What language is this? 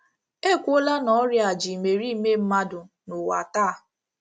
Igbo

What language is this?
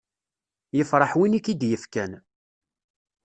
Kabyle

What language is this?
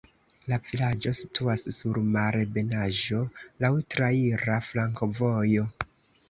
Esperanto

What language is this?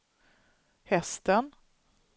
Swedish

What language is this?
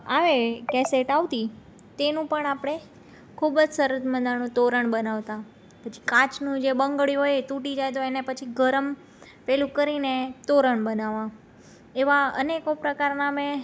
Gujarati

